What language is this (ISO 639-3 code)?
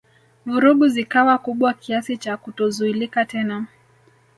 swa